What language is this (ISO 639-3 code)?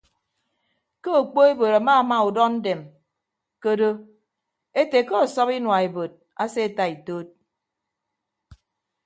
ibb